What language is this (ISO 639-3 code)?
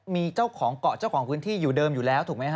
tha